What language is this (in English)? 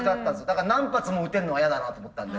Japanese